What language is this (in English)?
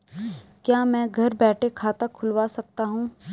Hindi